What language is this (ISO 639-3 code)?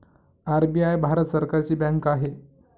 mar